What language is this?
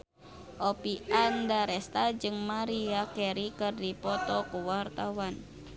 Sundanese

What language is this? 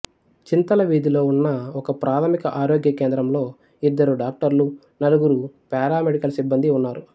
Telugu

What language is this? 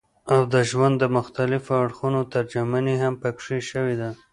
Pashto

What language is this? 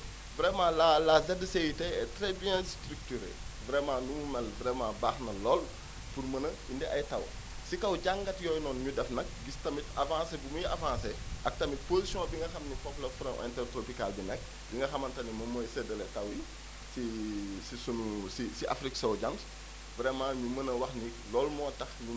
Wolof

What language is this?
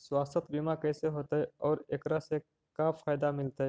Magahi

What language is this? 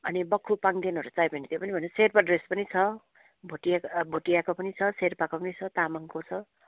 Nepali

